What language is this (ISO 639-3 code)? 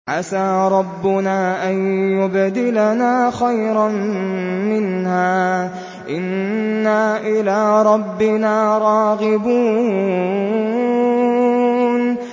ara